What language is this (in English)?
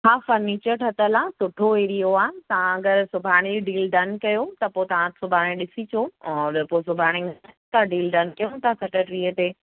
Sindhi